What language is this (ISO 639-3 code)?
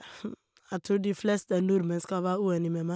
nor